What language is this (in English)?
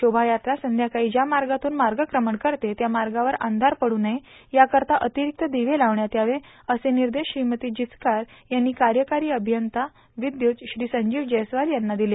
Marathi